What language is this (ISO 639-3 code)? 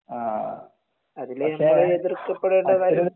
mal